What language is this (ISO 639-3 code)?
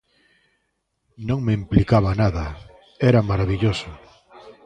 glg